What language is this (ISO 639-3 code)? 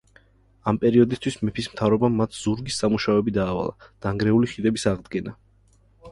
kat